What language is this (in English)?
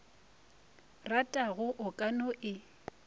Northern Sotho